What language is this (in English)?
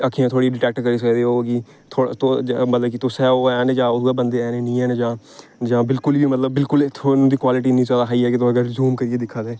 Dogri